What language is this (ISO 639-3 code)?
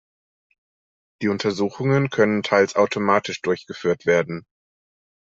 deu